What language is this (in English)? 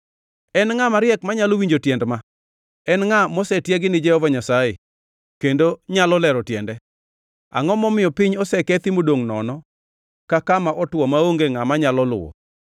Luo (Kenya and Tanzania)